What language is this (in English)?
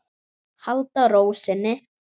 Icelandic